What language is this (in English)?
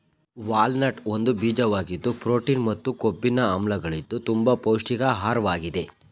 Kannada